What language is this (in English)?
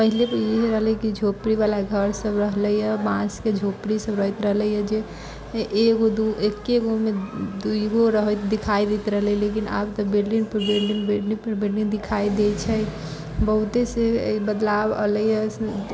Maithili